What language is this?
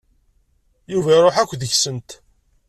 Kabyle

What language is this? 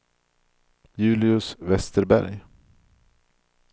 Swedish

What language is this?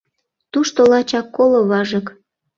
Mari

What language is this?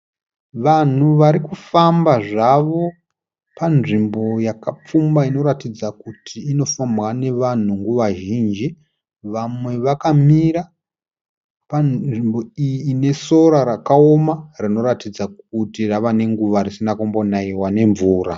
Shona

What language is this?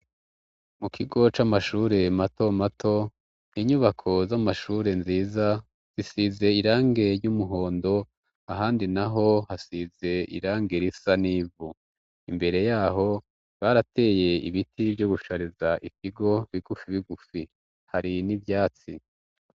Rundi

